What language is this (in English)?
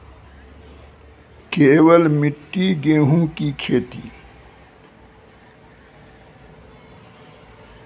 Maithili